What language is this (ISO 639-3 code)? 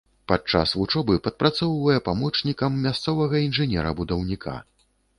bel